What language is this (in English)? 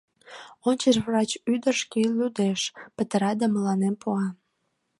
Mari